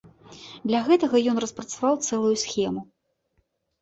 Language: Belarusian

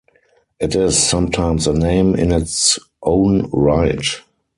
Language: English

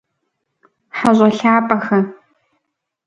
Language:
Kabardian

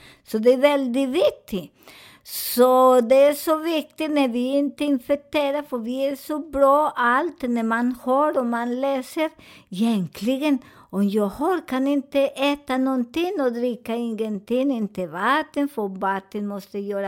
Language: Swedish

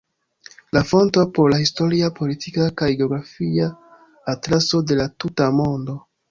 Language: Esperanto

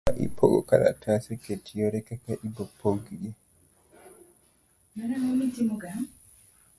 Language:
Luo (Kenya and Tanzania)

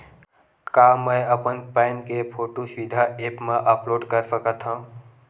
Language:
Chhattisgarhi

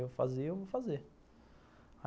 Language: Portuguese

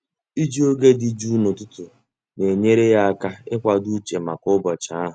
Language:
Igbo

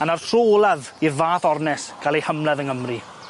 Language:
Welsh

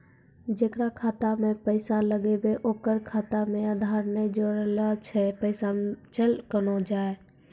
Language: Maithili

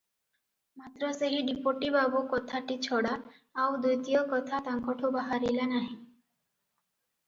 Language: Odia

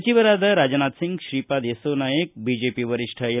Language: Kannada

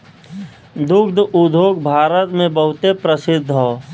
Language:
Bhojpuri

